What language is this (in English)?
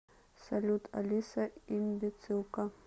Russian